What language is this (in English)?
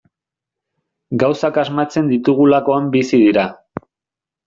Basque